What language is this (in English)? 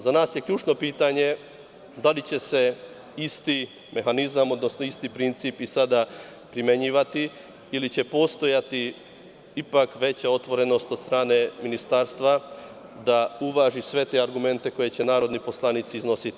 Serbian